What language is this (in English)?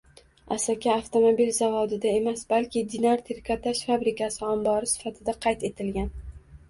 Uzbek